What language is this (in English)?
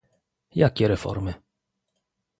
Polish